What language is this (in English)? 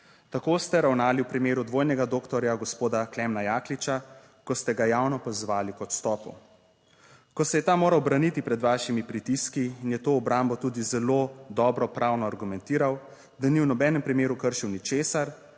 Slovenian